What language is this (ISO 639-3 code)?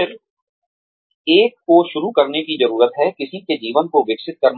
hin